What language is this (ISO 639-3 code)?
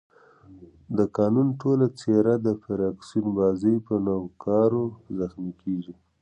pus